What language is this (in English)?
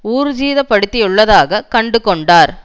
Tamil